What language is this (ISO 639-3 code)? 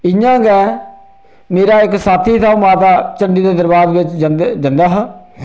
doi